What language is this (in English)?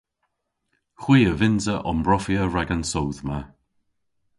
Cornish